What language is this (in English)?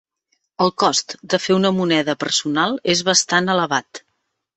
Catalan